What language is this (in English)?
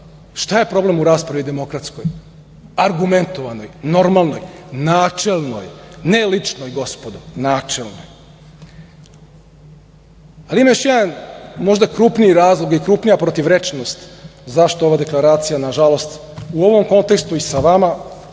Serbian